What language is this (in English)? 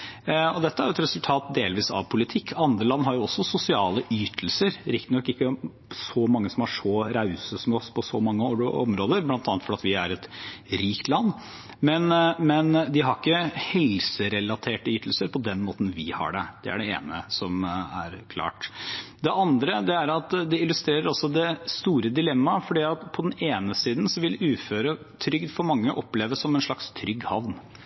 Norwegian Bokmål